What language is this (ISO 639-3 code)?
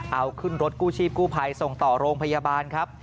tha